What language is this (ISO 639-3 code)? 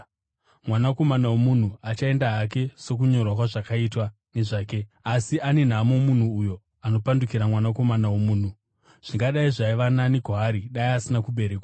sna